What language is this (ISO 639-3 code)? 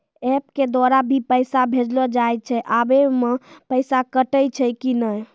mai